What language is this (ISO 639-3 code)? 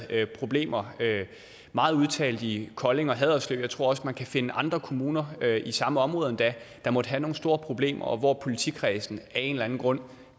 dan